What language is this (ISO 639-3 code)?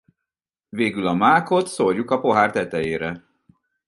hun